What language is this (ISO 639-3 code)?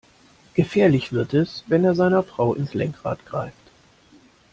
deu